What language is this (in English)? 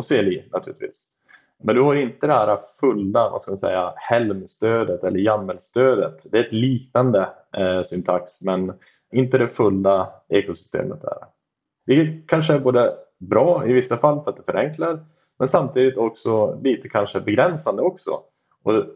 Swedish